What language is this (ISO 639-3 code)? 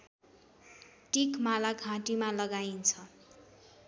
nep